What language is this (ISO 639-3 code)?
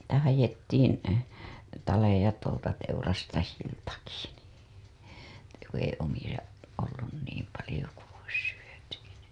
fin